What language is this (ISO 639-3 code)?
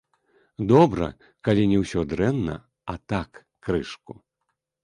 bel